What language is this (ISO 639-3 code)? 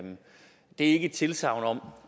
dan